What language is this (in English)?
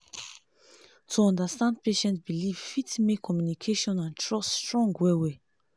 Nigerian Pidgin